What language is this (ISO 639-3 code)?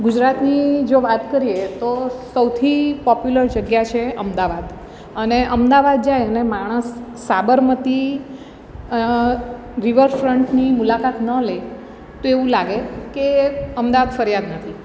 guj